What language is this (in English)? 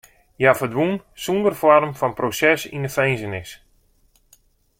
Western Frisian